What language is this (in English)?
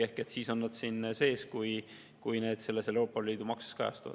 Estonian